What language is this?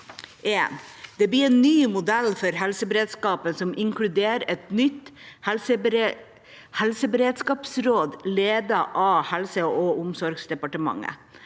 Norwegian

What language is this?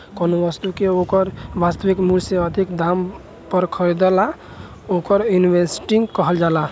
Bhojpuri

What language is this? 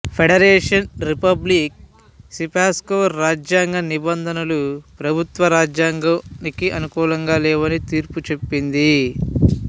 Telugu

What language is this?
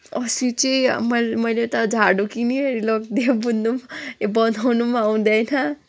Nepali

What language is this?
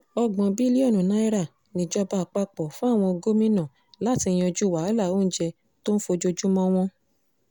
Yoruba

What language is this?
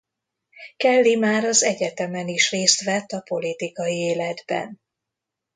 Hungarian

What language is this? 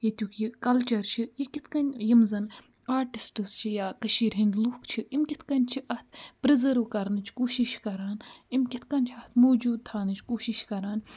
Kashmiri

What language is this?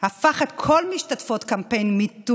Hebrew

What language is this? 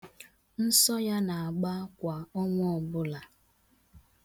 Igbo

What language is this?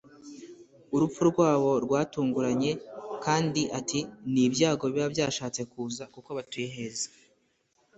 Kinyarwanda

